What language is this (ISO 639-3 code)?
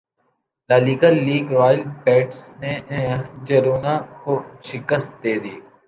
urd